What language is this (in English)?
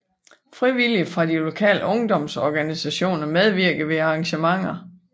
Danish